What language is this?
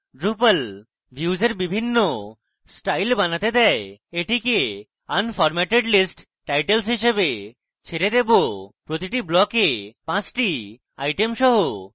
Bangla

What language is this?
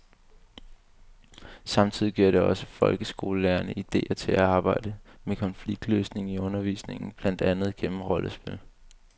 Danish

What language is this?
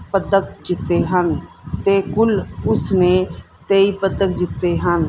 Punjabi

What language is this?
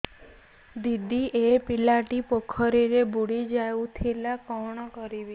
Odia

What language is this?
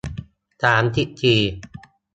Thai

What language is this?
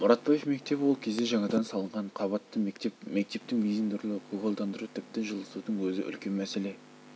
Kazakh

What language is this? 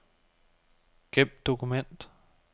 Danish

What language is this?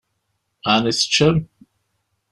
Kabyle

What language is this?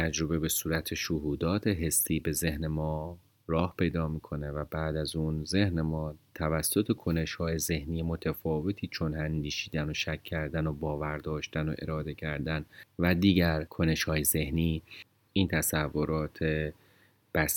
Persian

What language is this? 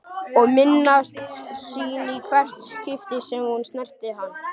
Icelandic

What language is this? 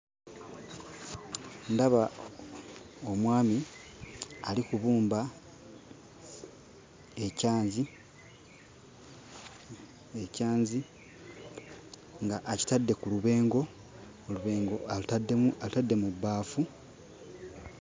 Ganda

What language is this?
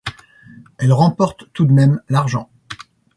French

